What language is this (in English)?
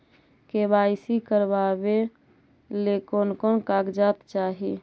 Magahi